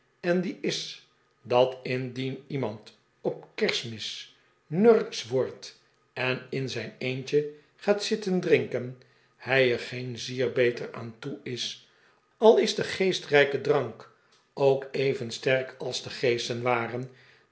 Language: Dutch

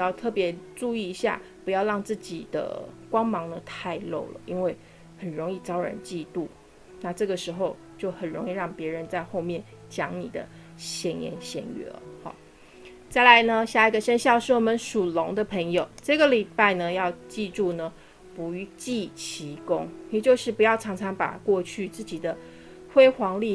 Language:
Chinese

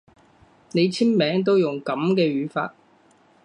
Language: Cantonese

